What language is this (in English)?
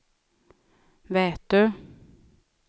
Swedish